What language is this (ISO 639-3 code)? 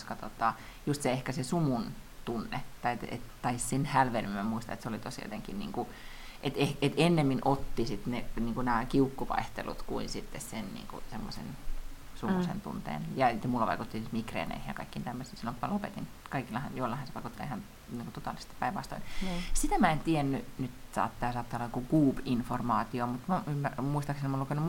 fin